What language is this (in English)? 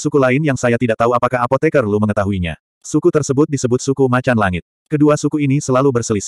Indonesian